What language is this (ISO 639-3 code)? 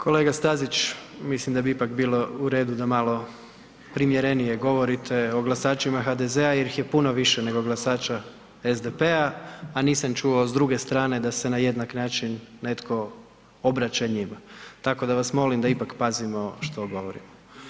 hrv